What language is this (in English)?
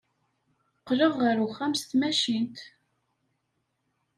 Kabyle